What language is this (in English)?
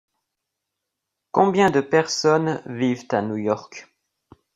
French